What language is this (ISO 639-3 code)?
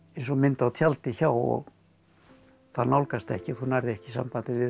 isl